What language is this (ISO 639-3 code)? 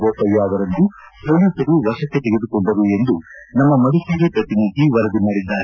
kan